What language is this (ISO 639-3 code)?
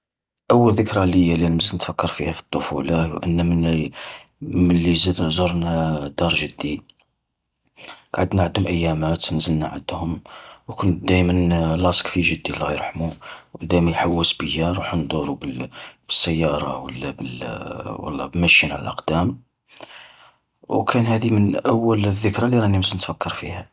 arq